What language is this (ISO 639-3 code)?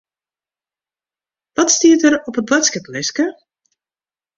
fry